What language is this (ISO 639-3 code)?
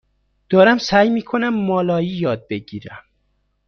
fas